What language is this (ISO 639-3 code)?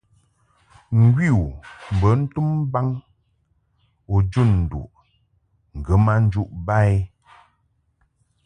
mhk